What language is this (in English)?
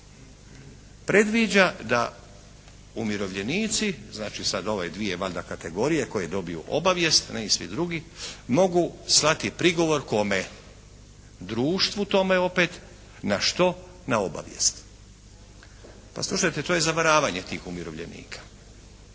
Croatian